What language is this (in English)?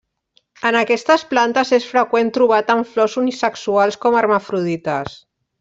Catalan